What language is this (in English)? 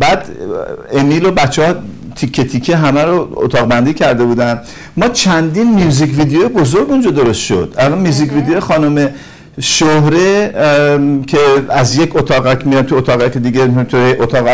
Persian